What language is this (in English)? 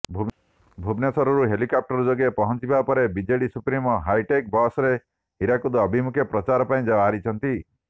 Odia